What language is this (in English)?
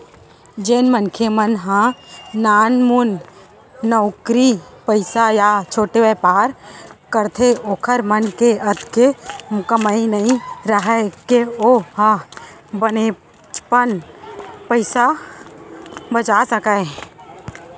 Chhattisgarhi